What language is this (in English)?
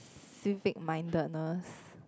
English